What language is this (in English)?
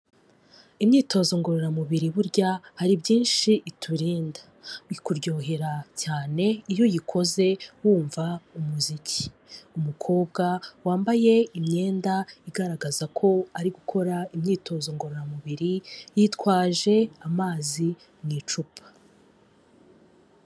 Kinyarwanda